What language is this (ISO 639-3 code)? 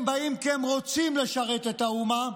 heb